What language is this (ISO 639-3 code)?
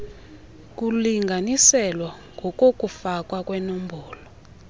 xho